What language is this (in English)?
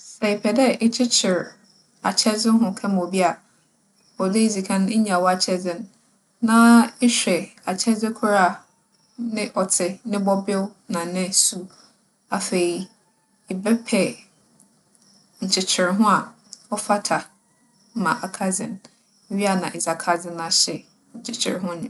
Akan